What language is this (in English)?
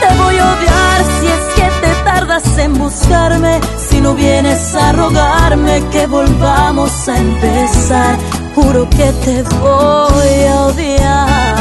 Spanish